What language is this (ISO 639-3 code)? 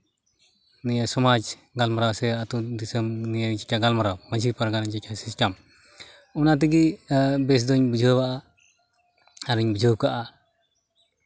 sat